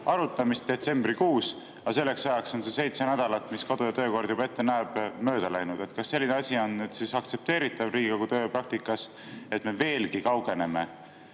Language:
Estonian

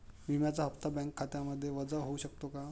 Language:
Marathi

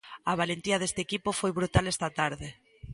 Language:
Galician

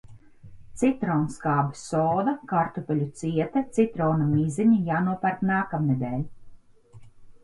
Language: Latvian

